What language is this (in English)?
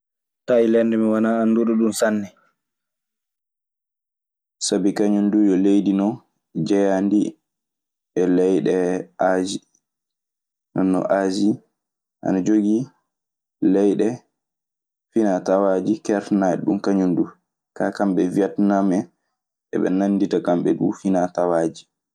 Maasina Fulfulde